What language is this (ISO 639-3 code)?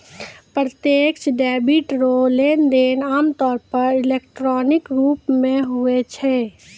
mai